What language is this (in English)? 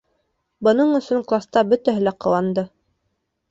Bashkir